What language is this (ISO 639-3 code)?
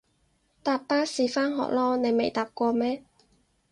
yue